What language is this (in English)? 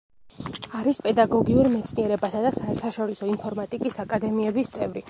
Georgian